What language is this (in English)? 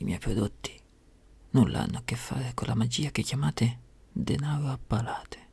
Italian